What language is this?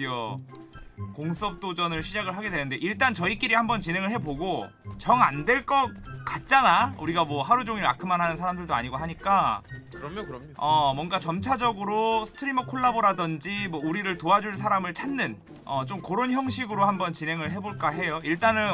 Korean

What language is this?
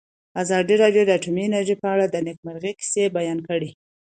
Pashto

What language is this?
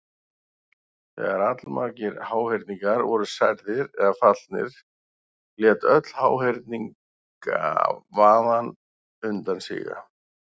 Icelandic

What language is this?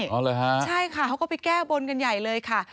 Thai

